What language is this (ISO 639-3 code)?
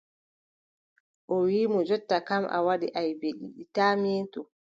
fub